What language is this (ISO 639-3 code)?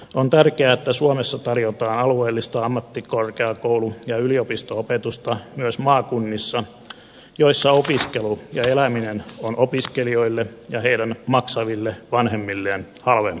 fin